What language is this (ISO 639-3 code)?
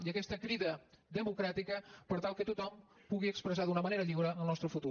cat